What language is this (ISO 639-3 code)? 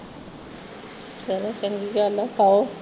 pan